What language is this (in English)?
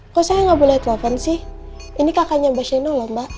Indonesian